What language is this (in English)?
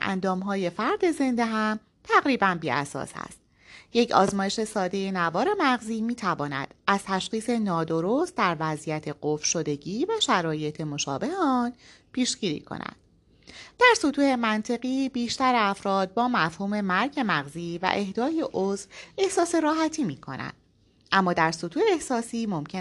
Persian